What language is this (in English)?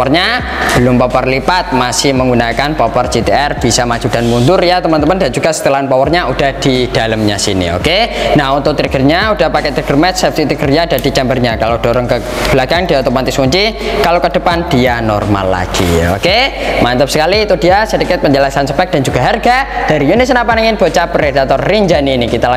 Indonesian